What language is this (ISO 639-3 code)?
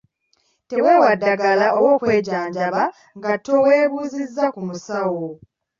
lug